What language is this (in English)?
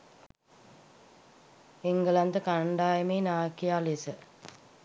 Sinhala